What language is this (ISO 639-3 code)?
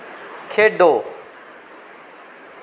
doi